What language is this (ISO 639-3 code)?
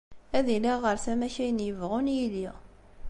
kab